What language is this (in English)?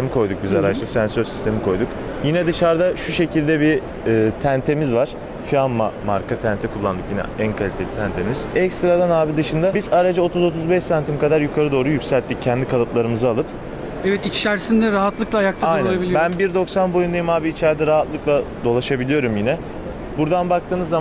Turkish